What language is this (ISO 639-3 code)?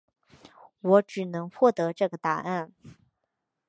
zho